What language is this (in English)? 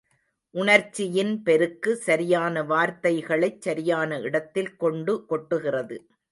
Tamil